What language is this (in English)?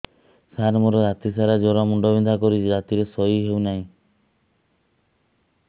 Odia